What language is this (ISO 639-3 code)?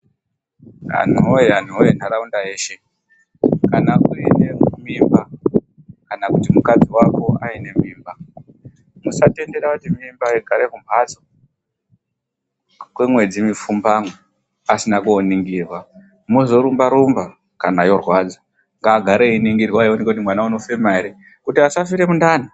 ndc